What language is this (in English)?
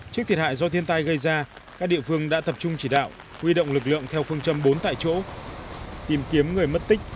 Vietnamese